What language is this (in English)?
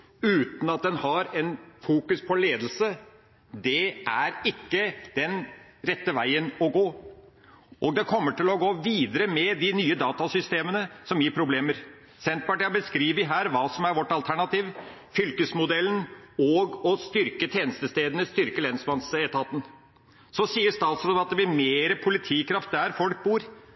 Norwegian Bokmål